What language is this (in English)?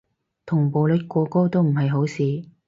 Cantonese